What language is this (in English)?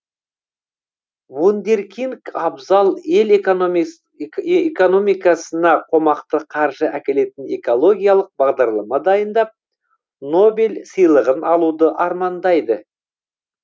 Kazakh